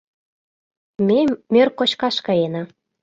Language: Mari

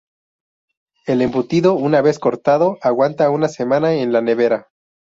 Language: Spanish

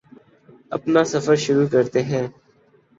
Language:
Urdu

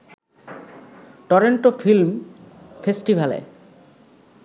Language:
Bangla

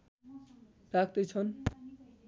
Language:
Nepali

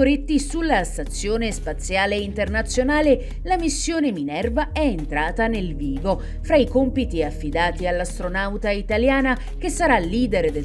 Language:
Italian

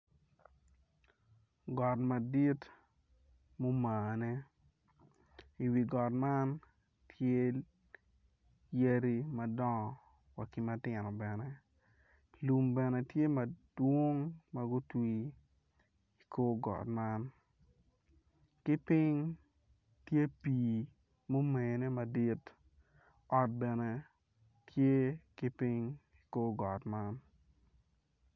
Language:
Acoli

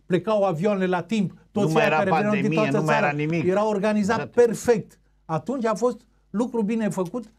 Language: Romanian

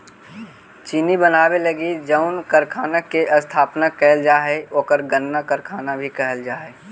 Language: Magahi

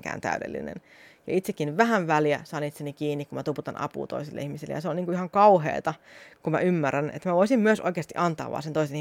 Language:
Finnish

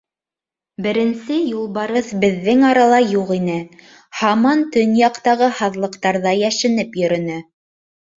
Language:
Bashkir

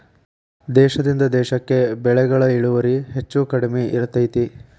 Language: Kannada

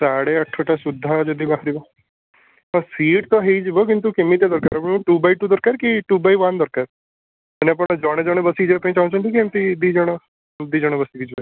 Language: Odia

